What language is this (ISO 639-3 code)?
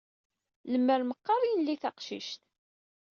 kab